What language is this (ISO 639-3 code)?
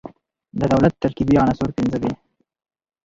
pus